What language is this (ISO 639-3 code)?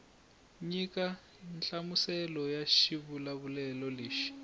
tso